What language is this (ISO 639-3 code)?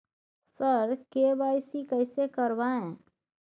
mai